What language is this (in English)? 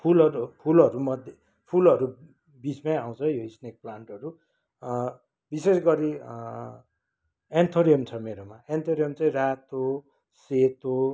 Nepali